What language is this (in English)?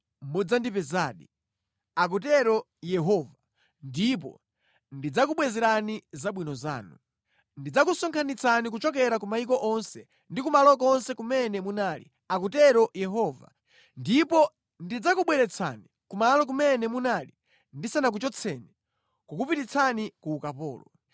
Nyanja